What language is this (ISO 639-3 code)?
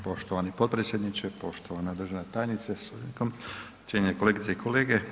hrv